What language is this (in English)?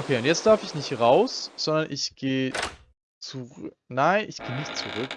German